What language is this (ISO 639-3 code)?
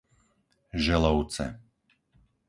slk